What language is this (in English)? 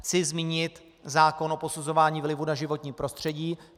Czech